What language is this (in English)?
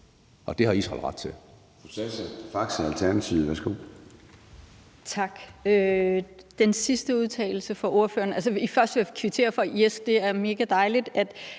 Danish